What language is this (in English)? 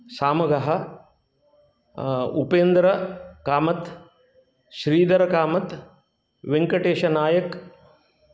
Sanskrit